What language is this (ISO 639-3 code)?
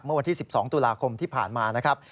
tha